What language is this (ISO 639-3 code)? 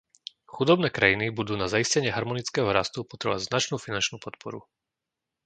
slk